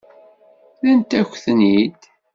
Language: Kabyle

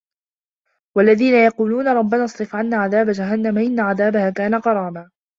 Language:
Arabic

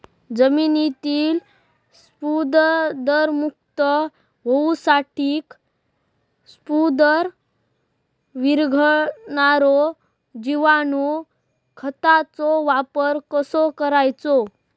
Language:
Marathi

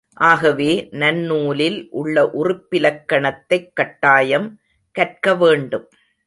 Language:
Tamil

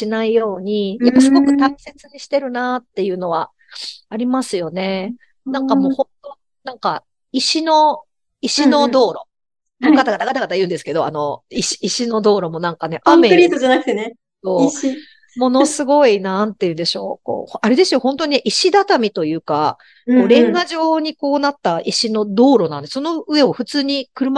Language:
Japanese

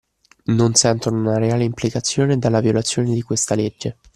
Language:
Italian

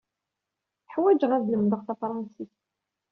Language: Kabyle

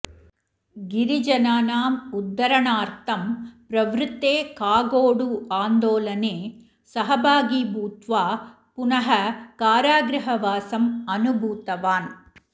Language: Sanskrit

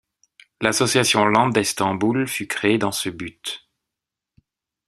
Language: French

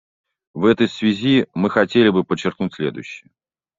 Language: Russian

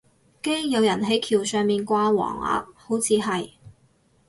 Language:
Cantonese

